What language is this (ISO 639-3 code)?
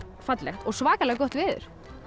isl